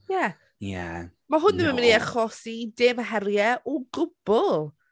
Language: Welsh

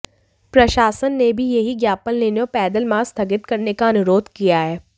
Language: Hindi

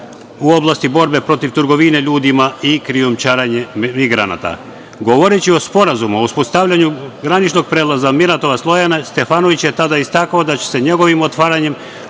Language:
Serbian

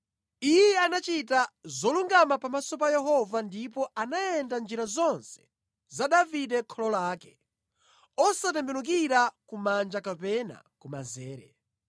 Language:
Nyanja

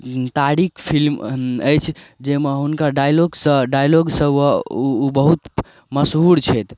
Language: Maithili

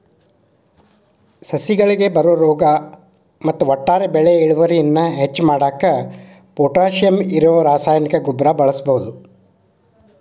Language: Kannada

